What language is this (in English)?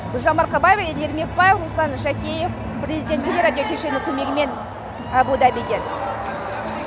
Kazakh